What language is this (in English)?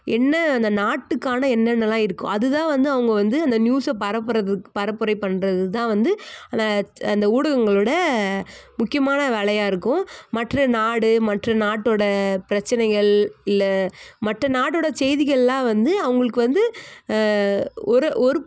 Tamil